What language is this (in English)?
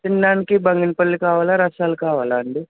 Telugu